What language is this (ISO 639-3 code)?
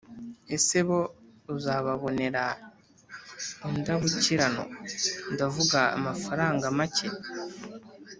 kin